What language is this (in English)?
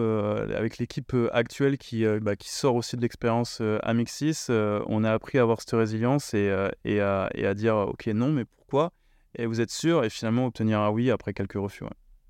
French